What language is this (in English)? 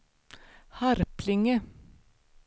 Swedish